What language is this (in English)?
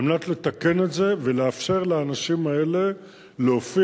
Hebrew